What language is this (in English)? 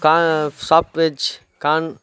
Tamil